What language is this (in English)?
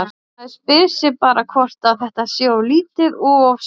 Icelandic